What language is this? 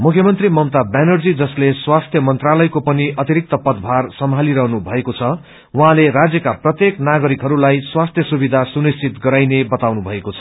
Nepali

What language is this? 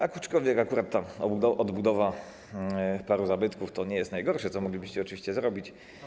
Polish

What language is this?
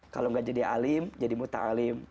Indonesian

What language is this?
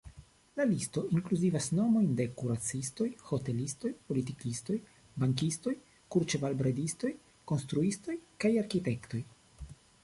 Esperanto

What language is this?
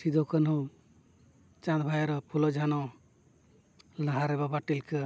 Santali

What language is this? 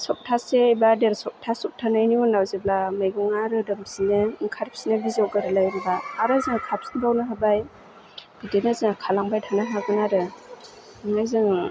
Bodo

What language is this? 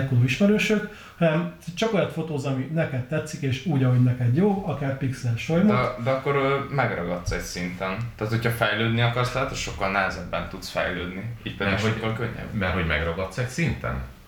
Hungarian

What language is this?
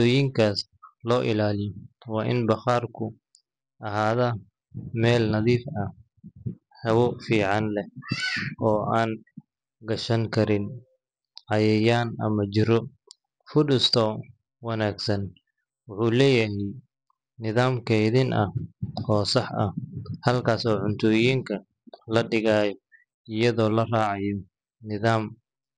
Somali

